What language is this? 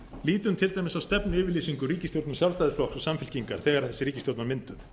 Icelandic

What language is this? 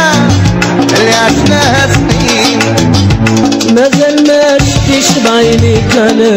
Arabic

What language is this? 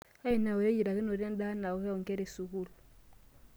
Masai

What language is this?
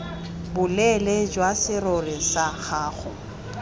Tswana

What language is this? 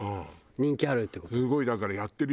Japanese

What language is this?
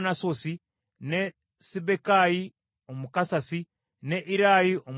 Ganda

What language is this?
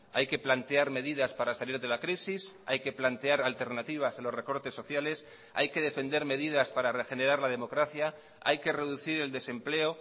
Spanish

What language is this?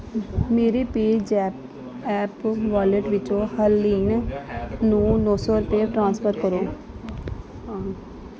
Punjabi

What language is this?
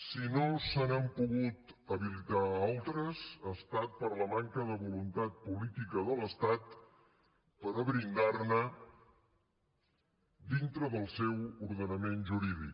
Catalan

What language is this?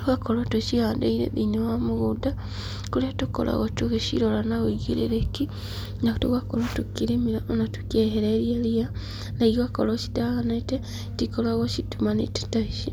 Kikuyu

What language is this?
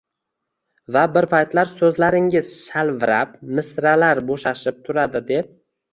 Uzbek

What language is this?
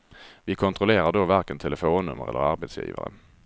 Swedish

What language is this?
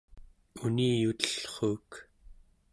Central Yupik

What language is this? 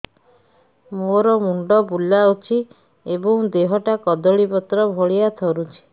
Odia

